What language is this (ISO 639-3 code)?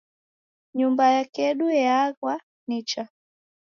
dav